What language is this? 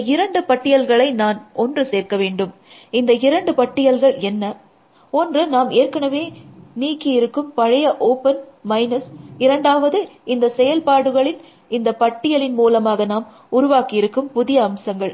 Tamil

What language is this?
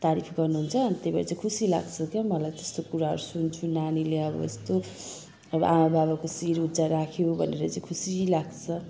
Nepali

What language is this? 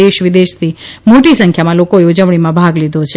Gujarati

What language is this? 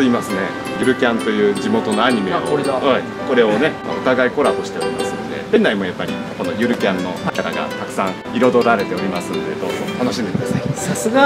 Japanese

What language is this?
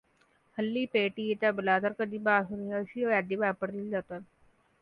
Marathi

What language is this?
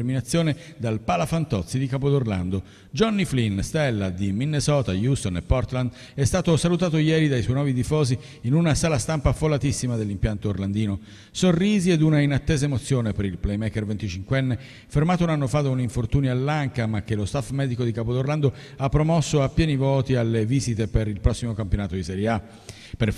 Italian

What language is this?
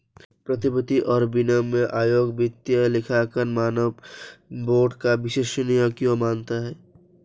Hindi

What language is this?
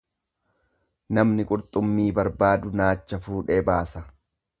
Oromo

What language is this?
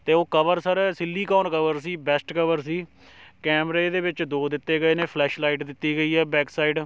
Punjabi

